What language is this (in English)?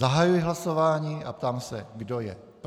Czech